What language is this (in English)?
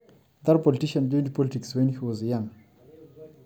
Masai